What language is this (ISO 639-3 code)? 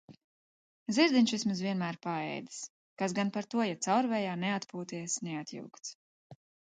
lav